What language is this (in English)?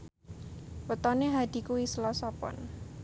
Javanese